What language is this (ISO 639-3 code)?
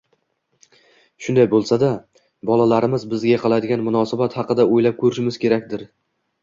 uzb